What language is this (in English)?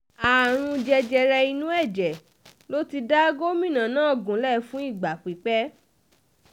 Yoruba